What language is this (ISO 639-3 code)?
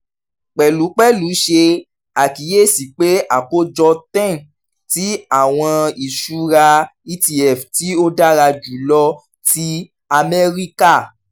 yor